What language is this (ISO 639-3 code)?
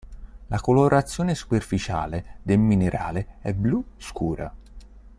ita